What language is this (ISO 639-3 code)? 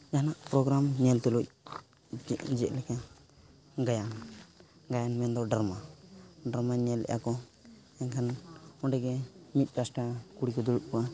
sat